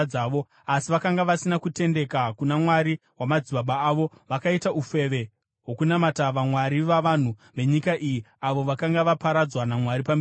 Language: Shona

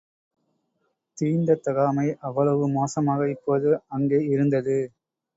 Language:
Tamil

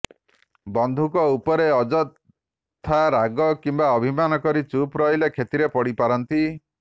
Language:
Odia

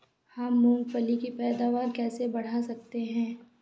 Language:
Hindi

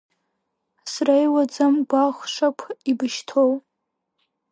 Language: Abkhazian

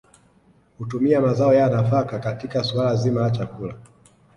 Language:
Swahili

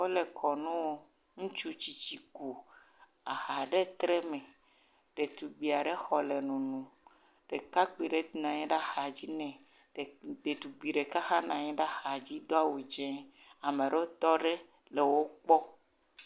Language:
Ewe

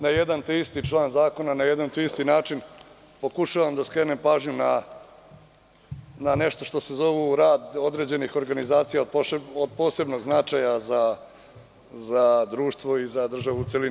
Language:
Serbian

